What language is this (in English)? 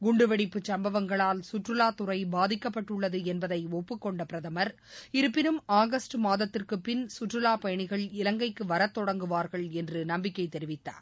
Tamil